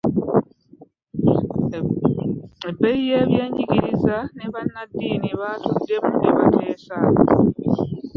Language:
Ganda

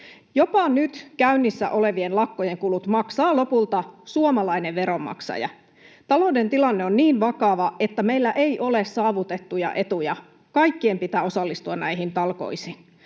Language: Finnish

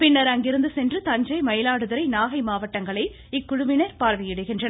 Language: Tamil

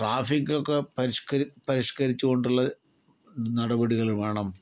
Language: Malayalam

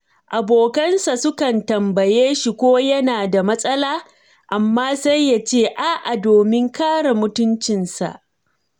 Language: Hausa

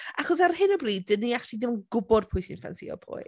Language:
Welsh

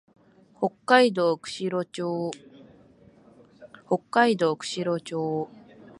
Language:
Japanese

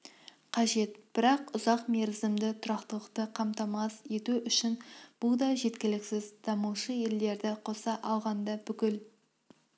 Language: Kazakh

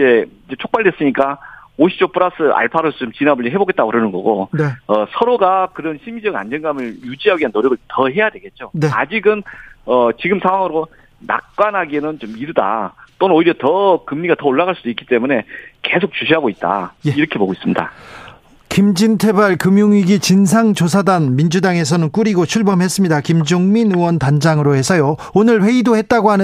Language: Korean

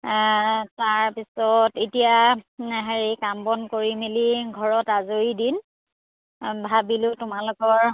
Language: Assamese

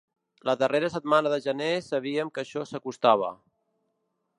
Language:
Catalan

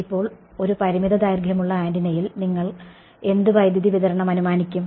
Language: Malayalam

